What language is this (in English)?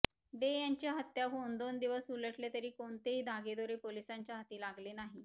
Marathi